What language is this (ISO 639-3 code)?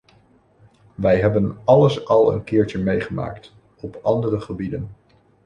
nld